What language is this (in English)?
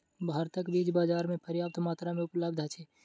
Maithili